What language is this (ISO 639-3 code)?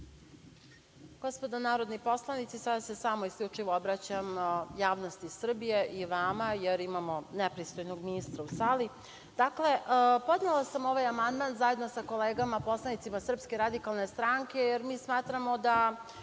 srp